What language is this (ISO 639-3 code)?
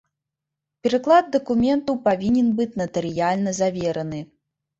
bel